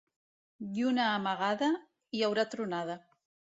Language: Catalan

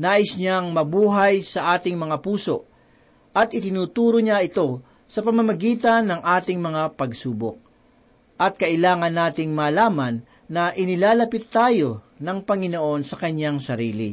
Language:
Filipino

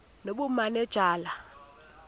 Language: Xhosa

